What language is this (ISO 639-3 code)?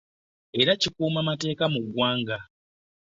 lug